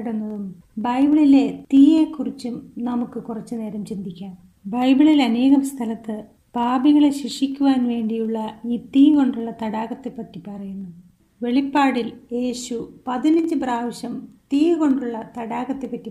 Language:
Malayalam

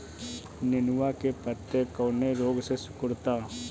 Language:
Bhojpuri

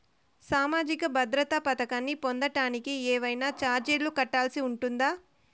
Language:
Telugu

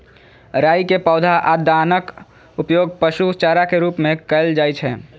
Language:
Maithili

